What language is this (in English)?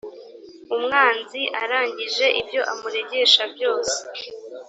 Kinyarwanda